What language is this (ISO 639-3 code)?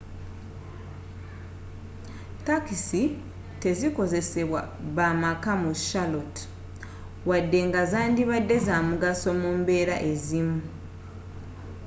lug